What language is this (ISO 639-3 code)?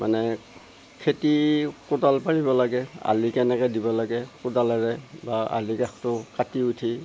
asm